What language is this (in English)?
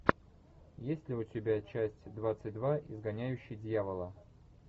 Russian